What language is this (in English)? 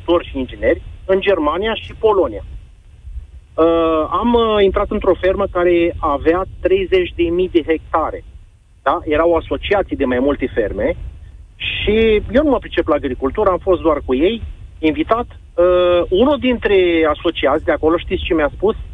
Romanian